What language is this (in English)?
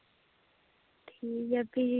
Dogri